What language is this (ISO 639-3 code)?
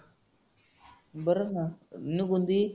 mar